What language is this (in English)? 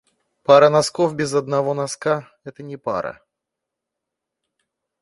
Russian